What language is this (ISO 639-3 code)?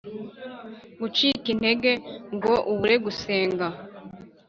kin